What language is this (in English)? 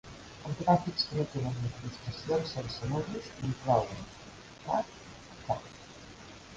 Catalan